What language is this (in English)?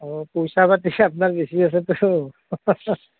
Assamese